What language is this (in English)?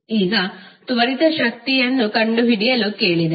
Kannada